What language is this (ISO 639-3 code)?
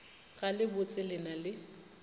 nso